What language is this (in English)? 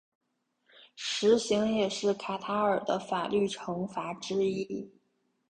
Chinese